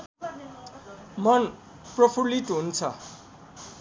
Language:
Nepali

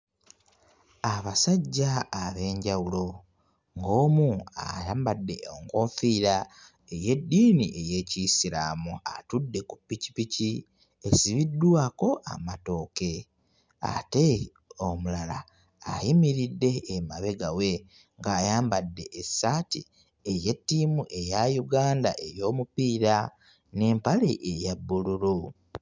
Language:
Ganda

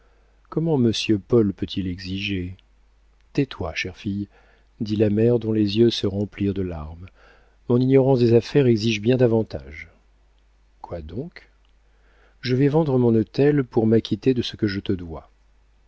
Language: French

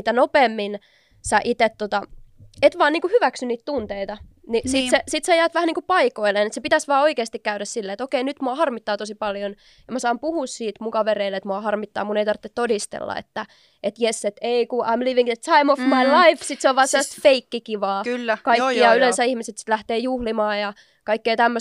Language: Finnish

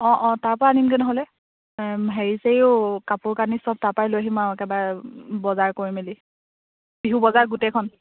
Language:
Assamese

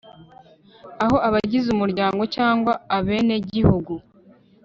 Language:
Kinyarwanda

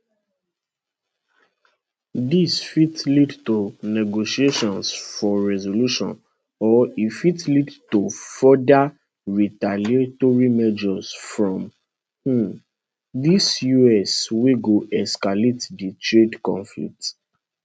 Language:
Nigerian Pidgin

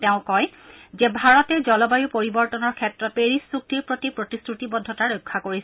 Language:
Assamese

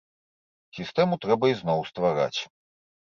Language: Belarusian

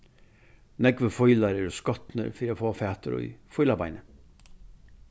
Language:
Faroese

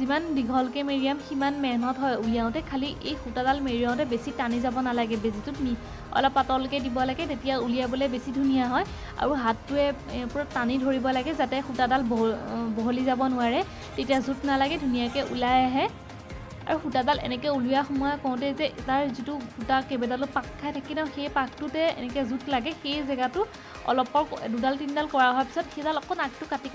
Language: Hindi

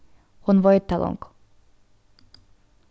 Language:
Faroese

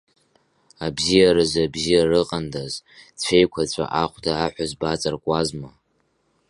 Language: Abkhazian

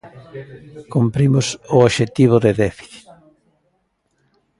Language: Galician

